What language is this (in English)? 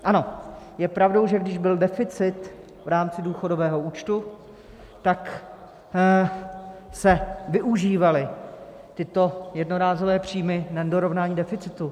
Czech